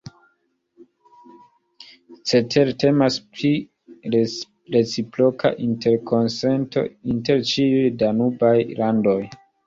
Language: Esperanto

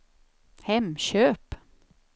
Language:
Swedish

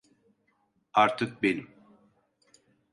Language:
Turkish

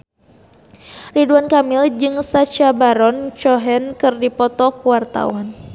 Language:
Sundanese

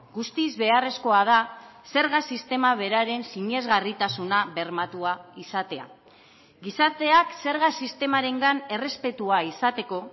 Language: Basque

